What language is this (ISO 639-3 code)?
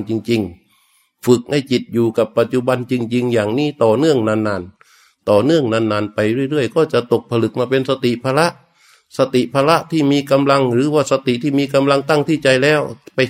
tha